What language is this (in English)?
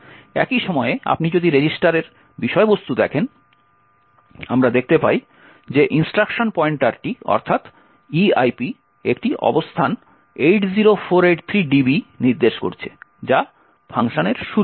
Bangla